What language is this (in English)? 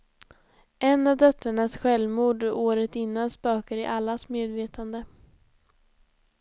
Swedish